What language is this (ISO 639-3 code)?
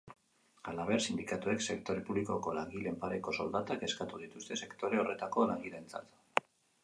eus